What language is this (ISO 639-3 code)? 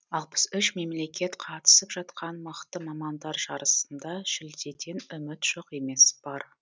kaz